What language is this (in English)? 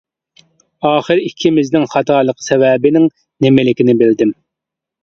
Uyghur